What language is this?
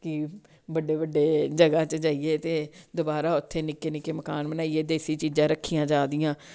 Dogri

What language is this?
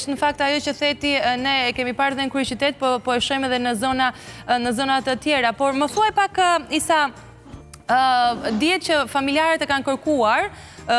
Romanian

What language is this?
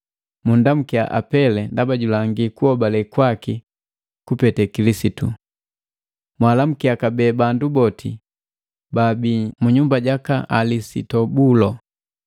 Matengo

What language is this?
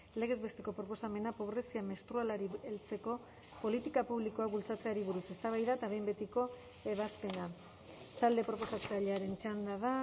Basque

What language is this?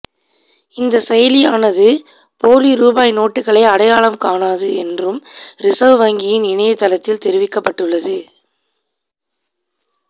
Tamil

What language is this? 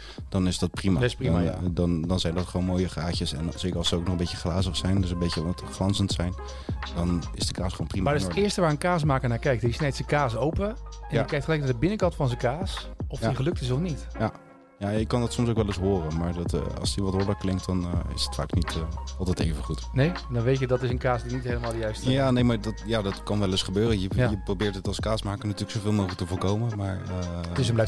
Dutch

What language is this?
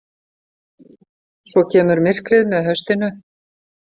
Icelandic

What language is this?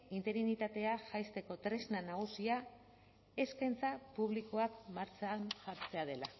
Basque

